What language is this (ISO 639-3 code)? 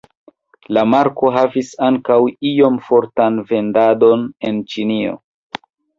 epo